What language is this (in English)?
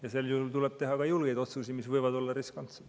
Estonian